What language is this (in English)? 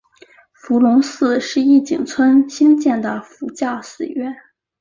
Chinese